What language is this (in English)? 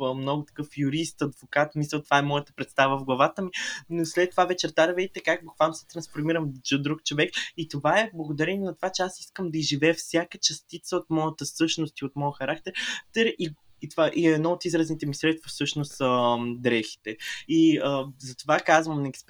Bulgarian